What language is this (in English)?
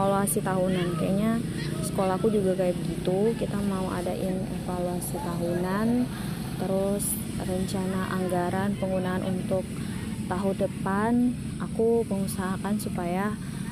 Indonesian